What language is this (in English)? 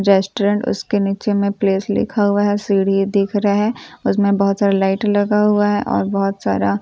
Hindi